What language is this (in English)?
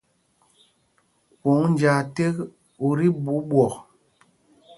Mpumpong